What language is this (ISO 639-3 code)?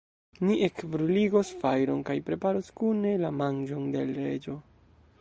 epo